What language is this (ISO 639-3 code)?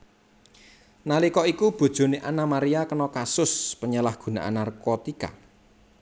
jav